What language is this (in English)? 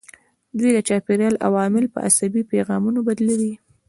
Pashto